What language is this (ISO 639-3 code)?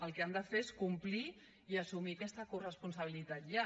cat